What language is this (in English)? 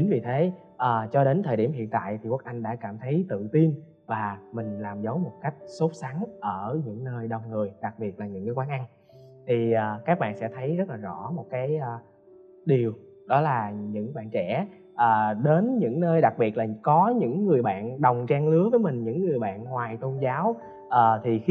Vietnamese